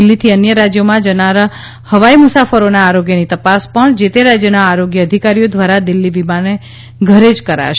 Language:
Gujarati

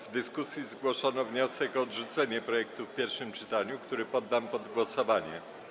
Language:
Polish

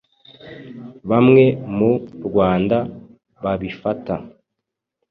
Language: Kinyarwanda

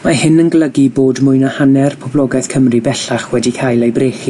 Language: Welsh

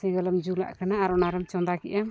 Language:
Santali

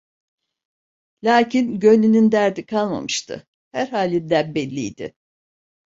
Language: Turkish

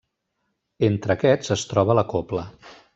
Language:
Catalan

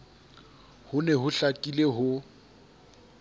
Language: Southern Sotho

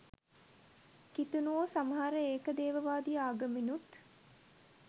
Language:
Sinhala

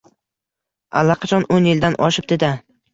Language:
Uzbek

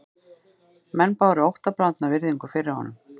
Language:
Icelandic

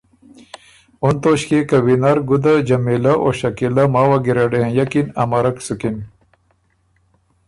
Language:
Ormuri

